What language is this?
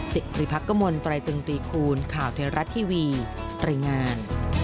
Thai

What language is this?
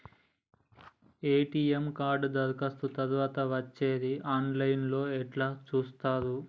Telugu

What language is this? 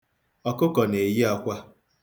Igbo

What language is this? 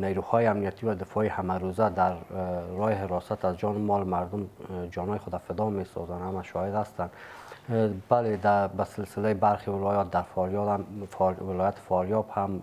Persian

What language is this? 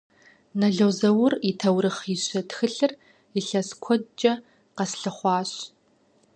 Kabardian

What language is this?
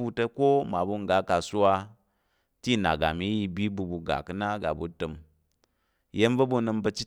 Tarok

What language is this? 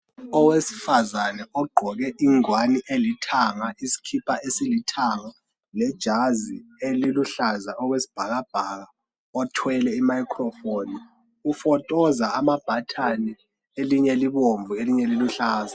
North Ndebele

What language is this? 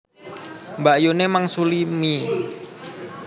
Javanese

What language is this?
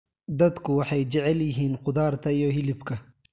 Somali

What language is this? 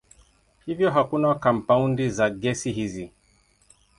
Swahili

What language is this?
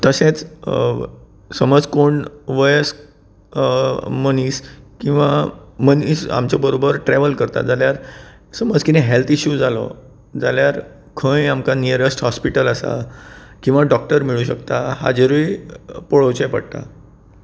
Konkani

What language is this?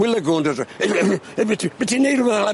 Welsh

